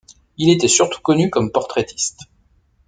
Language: French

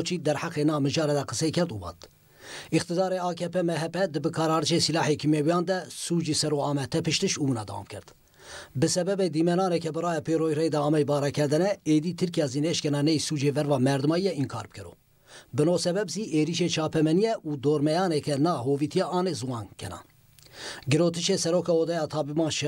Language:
Turkish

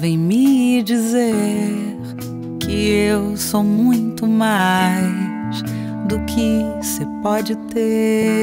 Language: Portuguese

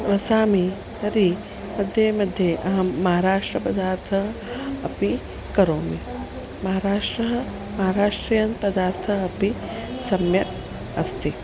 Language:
Sanskrit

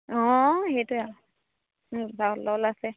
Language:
Assamese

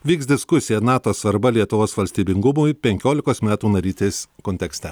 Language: Lithuanian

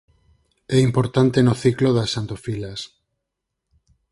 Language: Galician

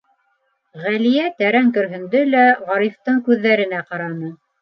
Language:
Bashkir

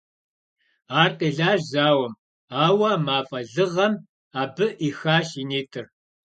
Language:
Kabardian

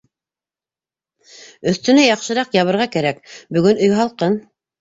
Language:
Bashkir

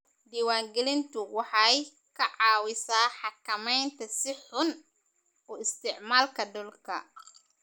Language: Somali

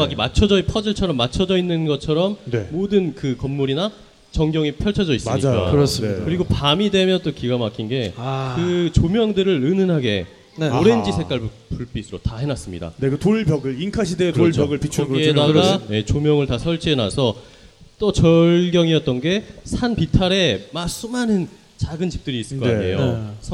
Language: Korean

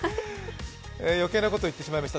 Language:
Japanese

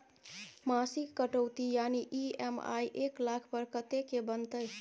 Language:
Maithili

